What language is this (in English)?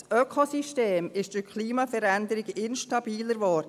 Swiss German